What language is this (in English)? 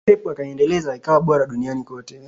Swahili